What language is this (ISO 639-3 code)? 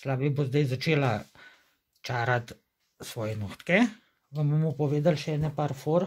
ron